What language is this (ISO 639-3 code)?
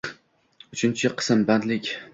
uzb